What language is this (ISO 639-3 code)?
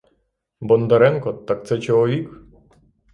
ukr